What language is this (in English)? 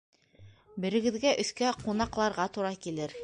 Bashkir